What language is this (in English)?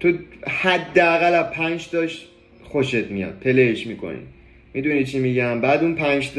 Persian